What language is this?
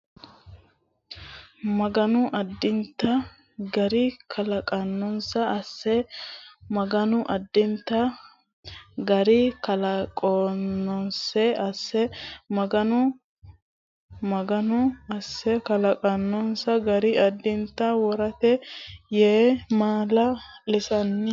Sidamo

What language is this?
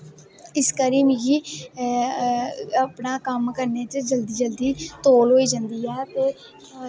Dogri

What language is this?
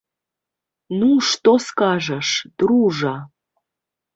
Belarusian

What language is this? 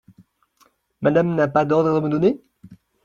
French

